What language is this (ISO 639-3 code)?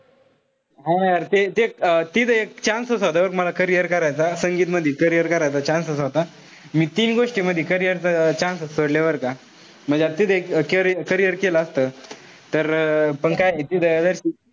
mar